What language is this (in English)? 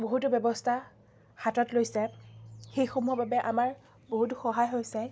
Assamese